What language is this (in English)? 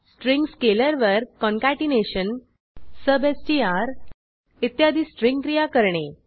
Marathi